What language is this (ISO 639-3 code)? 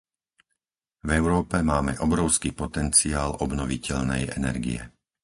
slk